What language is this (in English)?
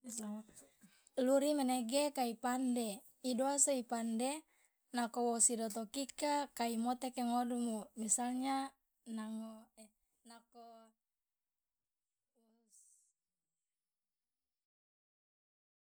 Loloda